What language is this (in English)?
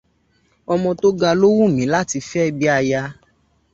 Yoruba